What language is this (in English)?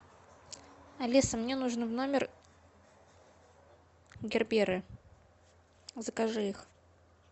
Russian